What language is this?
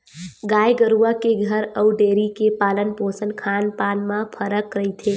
Chhattisgarhi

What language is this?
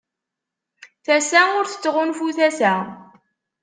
Kabyle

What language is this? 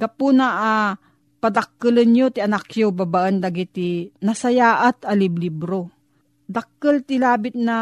Filipino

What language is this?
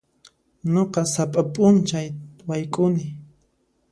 Puno Quechua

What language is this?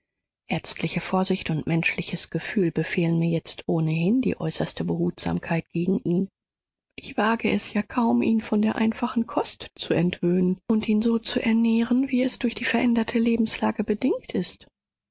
German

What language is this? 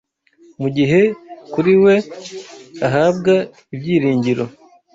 Kinyarwanda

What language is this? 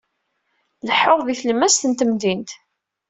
Kabyle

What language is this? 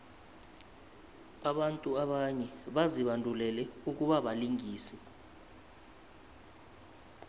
South Ndebele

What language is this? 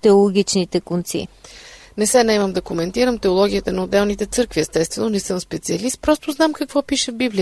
Bulgarian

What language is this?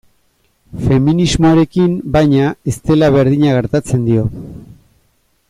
Basque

